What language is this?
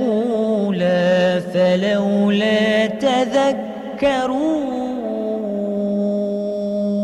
Arabic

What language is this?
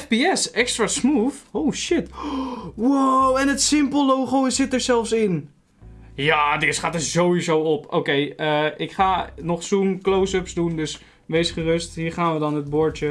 Dutch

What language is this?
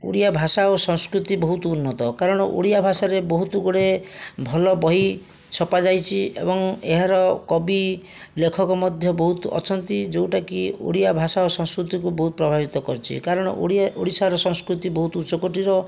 Odia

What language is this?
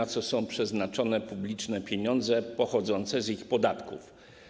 Polish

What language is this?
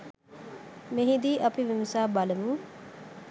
Sinhala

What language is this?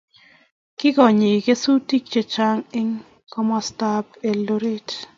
Kalenjin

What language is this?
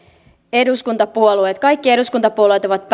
Finnish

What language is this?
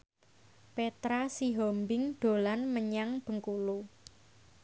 Javanese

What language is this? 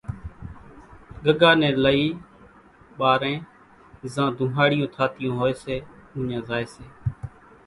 Kachi Koli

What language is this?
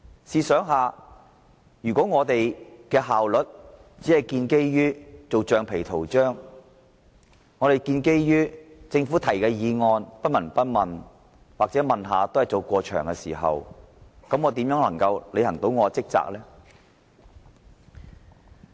Cantonese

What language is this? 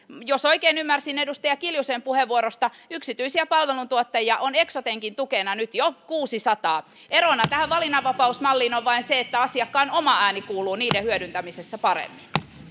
Finnish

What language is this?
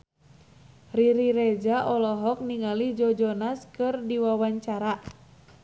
Sundanese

